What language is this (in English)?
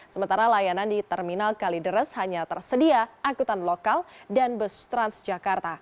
Indonesian